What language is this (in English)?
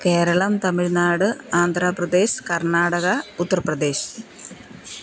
Malayalam